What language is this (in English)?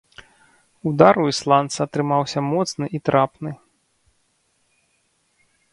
Belarusian